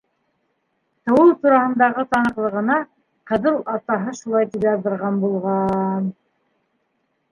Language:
Bashkir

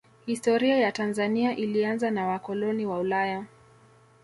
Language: Swahili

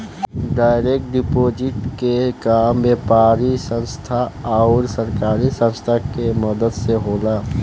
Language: Bhojpuri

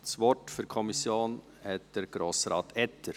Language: Swiss German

